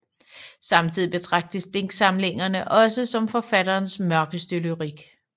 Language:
Danish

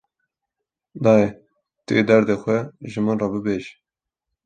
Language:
Kurdish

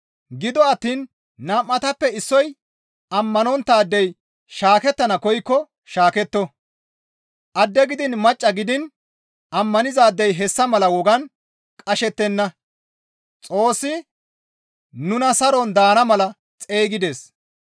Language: Gamo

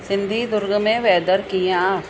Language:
Sindhi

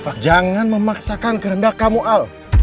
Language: Indonesian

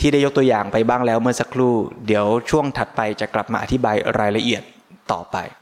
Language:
Thai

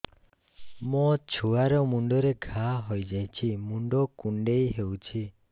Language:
Odia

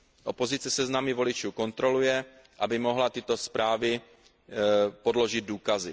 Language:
Czech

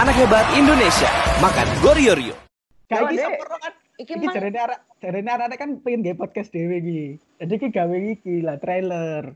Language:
Indonesian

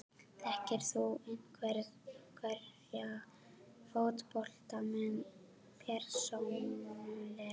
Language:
Icelandic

